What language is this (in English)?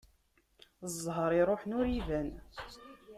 Kabyle